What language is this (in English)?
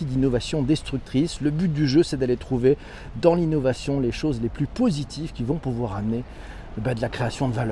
French